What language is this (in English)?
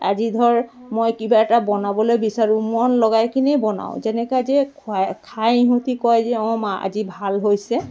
Assamese